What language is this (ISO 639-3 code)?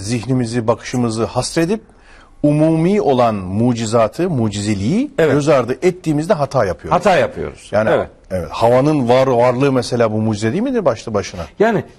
tur